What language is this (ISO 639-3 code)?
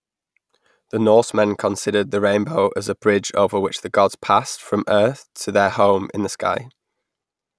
eng